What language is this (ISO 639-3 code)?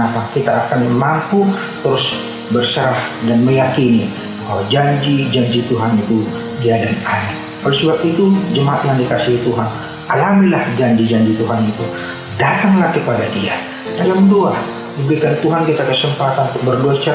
ind